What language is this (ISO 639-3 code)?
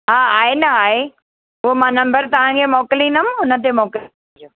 snd